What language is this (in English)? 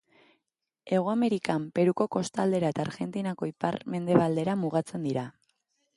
Basque